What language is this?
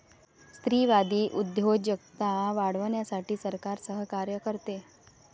Marathi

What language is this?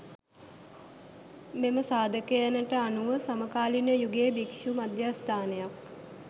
Sinhala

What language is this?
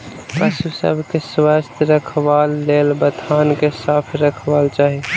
Maithili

